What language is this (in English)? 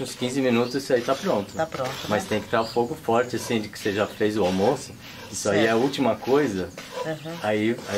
Portuguese